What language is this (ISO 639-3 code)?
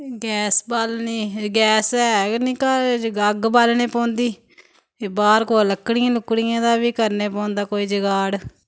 doi